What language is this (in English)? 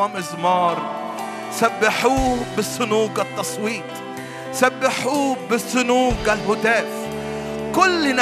Arabic